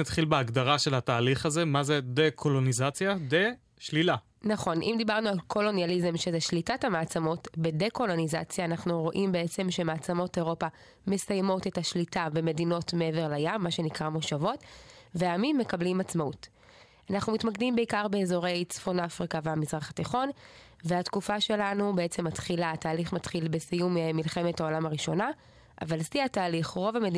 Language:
Hebrew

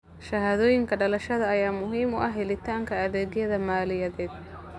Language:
Somali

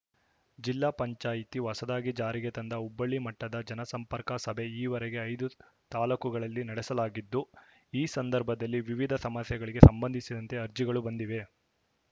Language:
Kannada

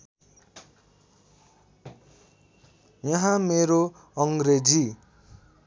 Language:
Nepali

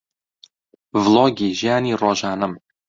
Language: Central Kurdish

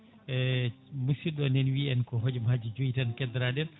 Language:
Fula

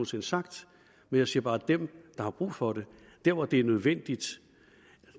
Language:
Danish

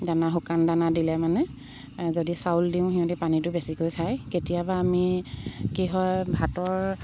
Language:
Assamese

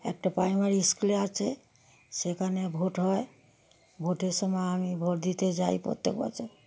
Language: Bangla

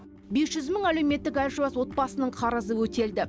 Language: Kazakh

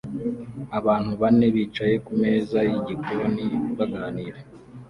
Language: Kinyarwanda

